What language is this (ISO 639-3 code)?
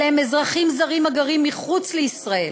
heb